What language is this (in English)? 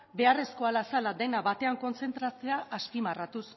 Basque